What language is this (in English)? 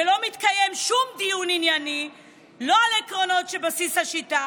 Hebrew